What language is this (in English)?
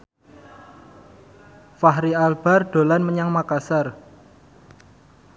Javanese